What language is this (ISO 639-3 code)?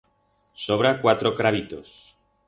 arg